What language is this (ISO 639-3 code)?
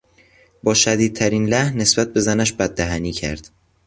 fas